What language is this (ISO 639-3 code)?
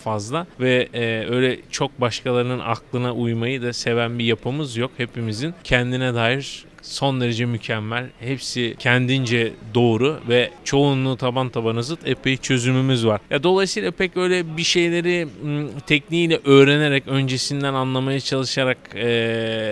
tur